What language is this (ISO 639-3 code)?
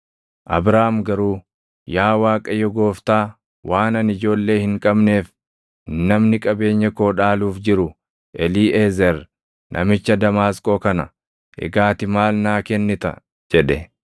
orm